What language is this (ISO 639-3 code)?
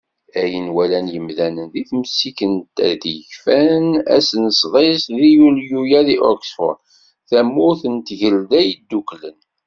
kab